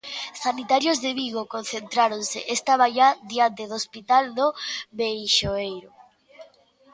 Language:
Galician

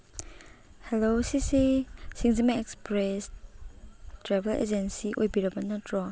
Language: Manipuri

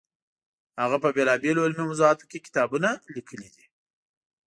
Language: Pashto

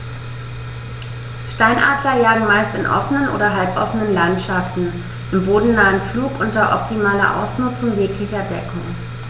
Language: German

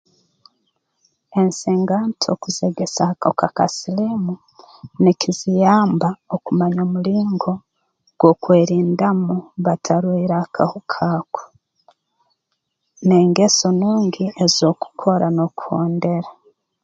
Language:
Tooro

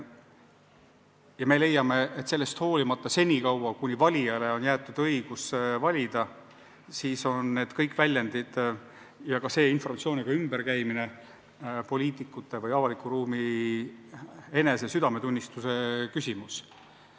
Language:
Estonian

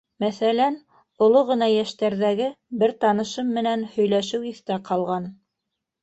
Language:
Bashkir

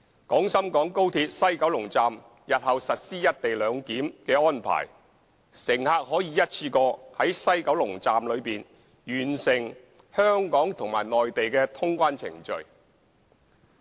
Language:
Cantonese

